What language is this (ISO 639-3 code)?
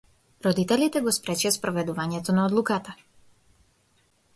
mkd